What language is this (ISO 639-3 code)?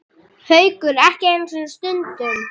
isl